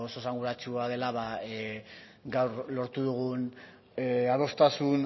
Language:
Basque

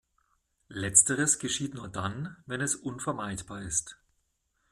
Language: German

